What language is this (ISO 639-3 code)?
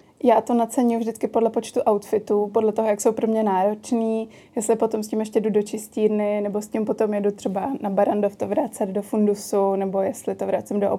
ces